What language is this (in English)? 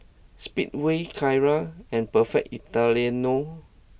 English